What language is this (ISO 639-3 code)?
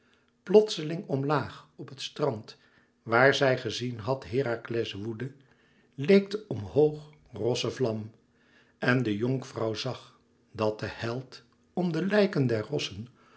nld